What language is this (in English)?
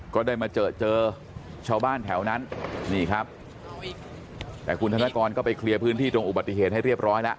Thai